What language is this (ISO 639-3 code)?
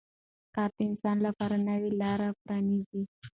pus